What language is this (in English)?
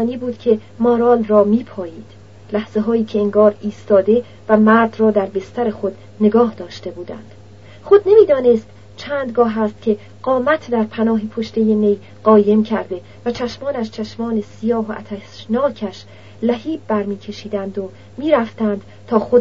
Persian